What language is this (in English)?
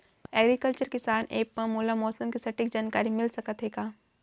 Chhattisgarhi